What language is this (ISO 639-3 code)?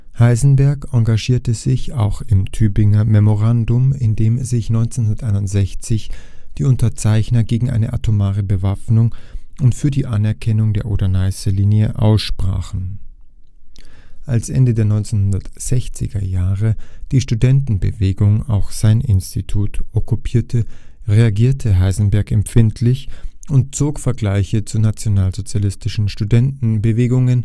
deu